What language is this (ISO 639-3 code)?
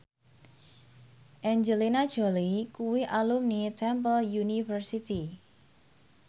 jav